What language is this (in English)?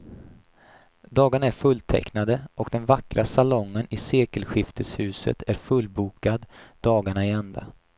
Swedish